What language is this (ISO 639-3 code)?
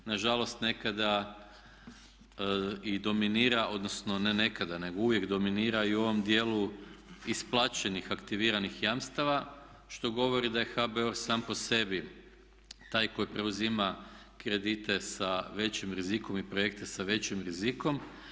hrv